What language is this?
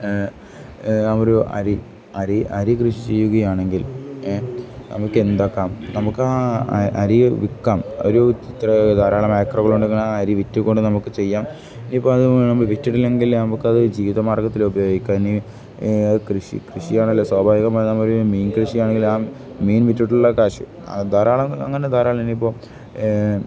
Malayalam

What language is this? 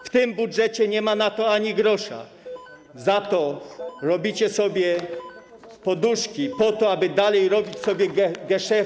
Polish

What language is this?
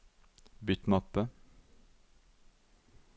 Norwegian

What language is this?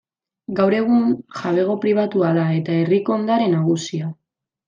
Basque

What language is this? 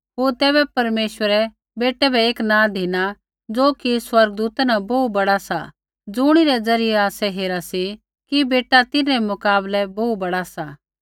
Kullu Pahari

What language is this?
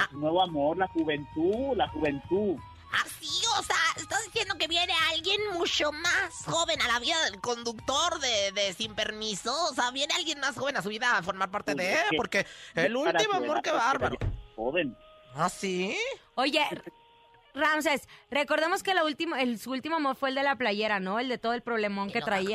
Spanish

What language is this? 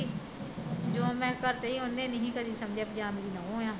Punjabi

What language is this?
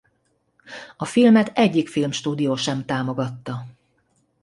Hungarian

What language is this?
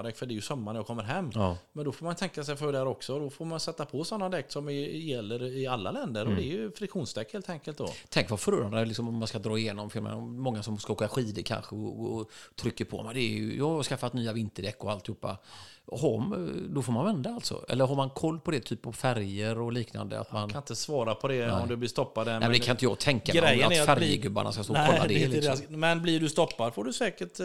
Swedish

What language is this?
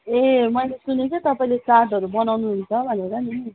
Nepali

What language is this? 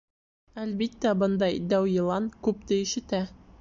Bashkir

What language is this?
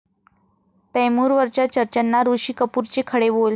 Marathi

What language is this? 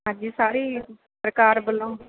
Punjabi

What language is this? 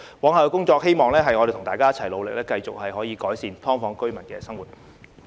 Cantonese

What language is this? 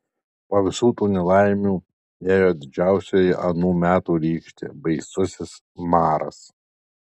Lithuanian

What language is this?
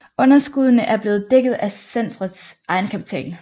Danish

